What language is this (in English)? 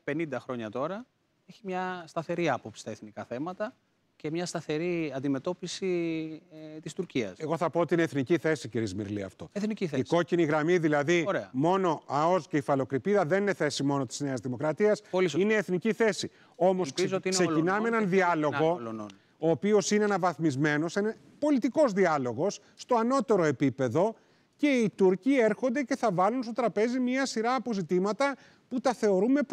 Greek